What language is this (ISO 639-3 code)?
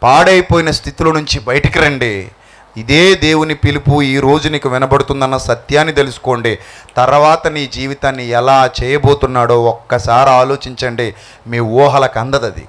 tel